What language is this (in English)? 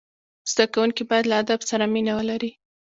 Pashto